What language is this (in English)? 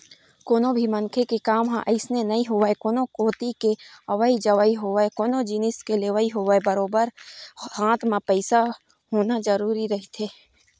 Chhattisgarhi